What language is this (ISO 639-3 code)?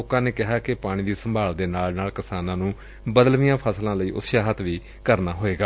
pan